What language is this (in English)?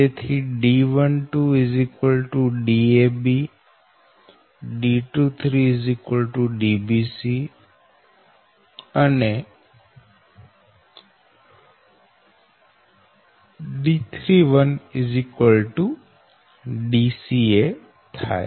Gujarati